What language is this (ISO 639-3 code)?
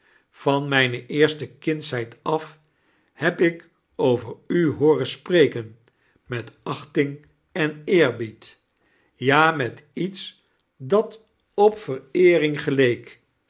nld